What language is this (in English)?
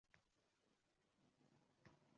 Uzbek